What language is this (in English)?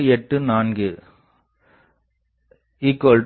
Tamil